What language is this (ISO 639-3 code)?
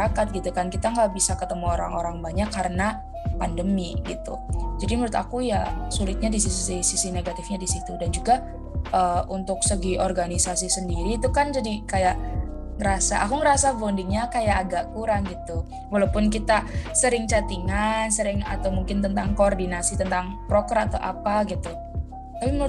ind